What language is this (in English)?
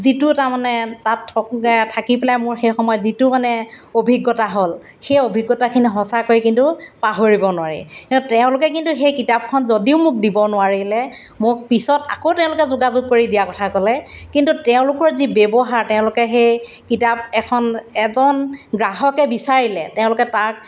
Assamese